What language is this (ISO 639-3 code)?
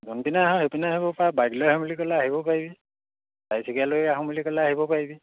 asm